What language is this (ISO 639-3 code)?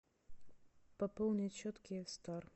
rus